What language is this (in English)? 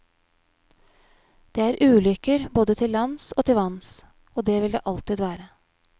Norwegian